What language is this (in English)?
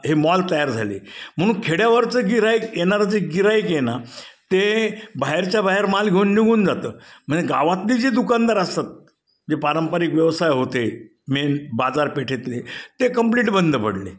Marathi